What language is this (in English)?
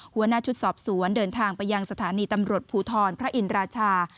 Thai